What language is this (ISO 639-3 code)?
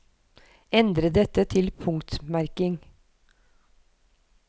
nor